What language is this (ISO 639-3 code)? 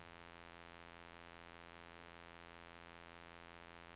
nor